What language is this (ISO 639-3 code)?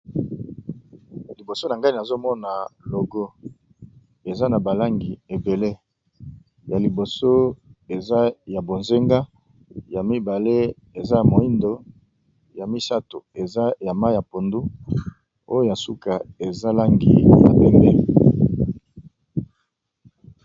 lin